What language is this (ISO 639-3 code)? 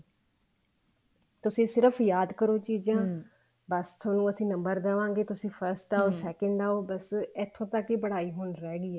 pan